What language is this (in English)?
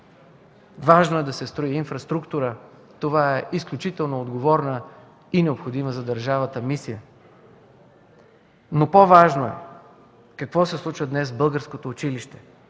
Bulgarian